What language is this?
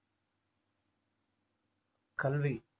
Tamil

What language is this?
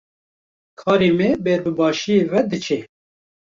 Kurdish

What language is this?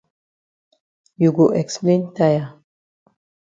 Cameroon Pidgin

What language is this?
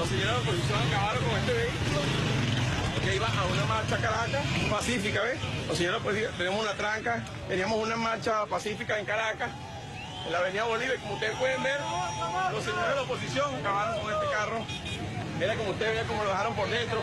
Spanish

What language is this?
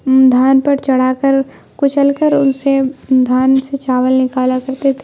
Urdu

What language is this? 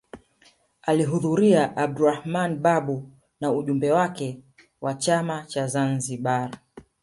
Swahili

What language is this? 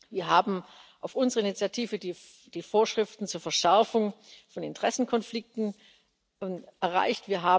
German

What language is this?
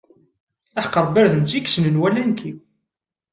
Kabyle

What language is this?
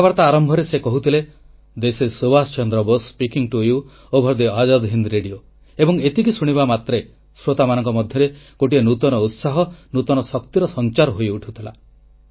Odia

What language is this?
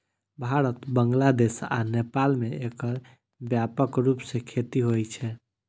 Maithili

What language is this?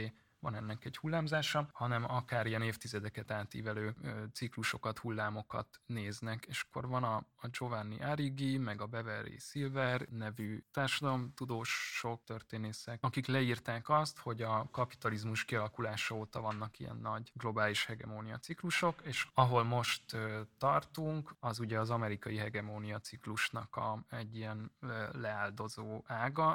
Hungarian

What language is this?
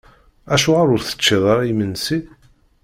Kabyle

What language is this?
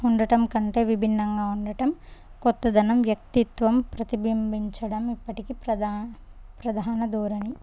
Telugu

